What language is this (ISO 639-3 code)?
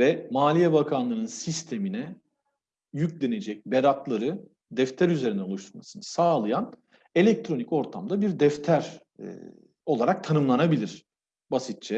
tur